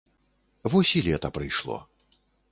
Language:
Belarusian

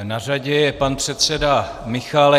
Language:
Czech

